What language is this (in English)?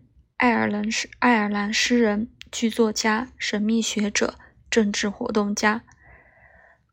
Chinese